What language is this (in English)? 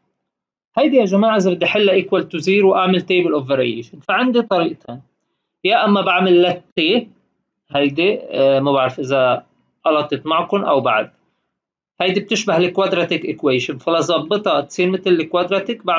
Arabic